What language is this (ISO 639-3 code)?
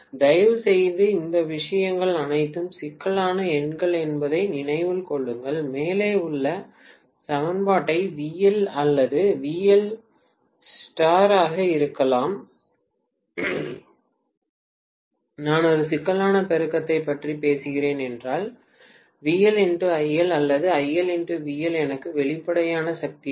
tam